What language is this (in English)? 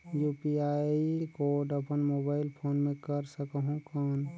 Chhattisgarhi